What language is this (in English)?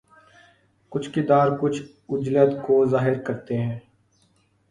Urdu